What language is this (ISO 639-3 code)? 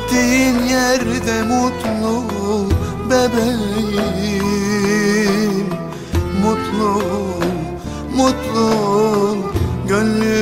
tur